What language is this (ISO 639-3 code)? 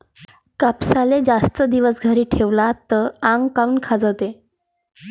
mar